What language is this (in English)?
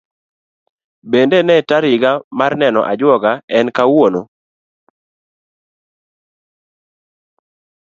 Luo (Kenya and Tanzania)